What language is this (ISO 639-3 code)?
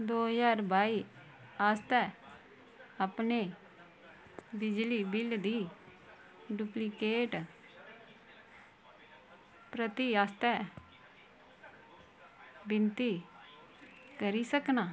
doi